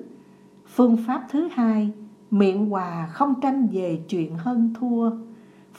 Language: Vietnamese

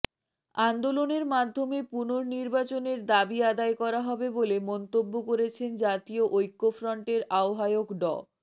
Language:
Bangla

